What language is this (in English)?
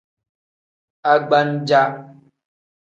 Tem